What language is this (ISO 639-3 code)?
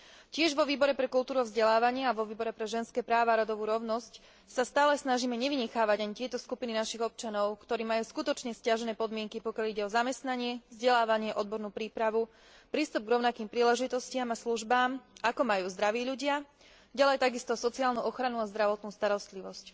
slk